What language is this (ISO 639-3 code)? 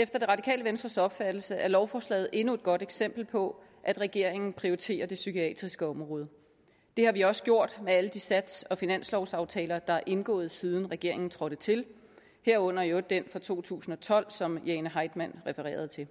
dan